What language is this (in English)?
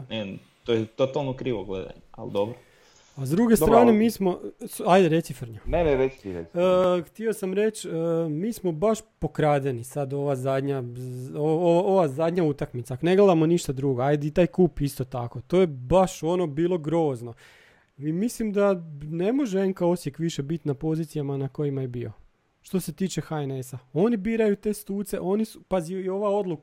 Croatian